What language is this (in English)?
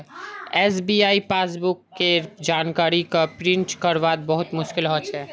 Magahi